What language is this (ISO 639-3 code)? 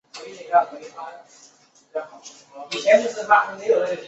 zho